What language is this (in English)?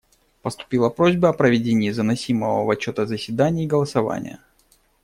Russian